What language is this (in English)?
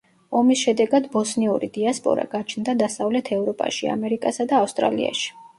Georgian